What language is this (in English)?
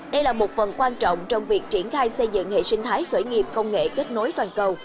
Vietnamese